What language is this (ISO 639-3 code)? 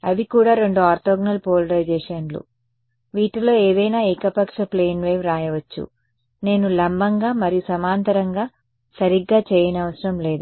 tel